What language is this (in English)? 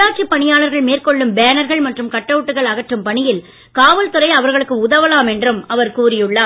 Tamil